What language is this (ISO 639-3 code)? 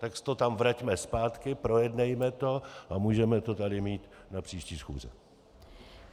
ces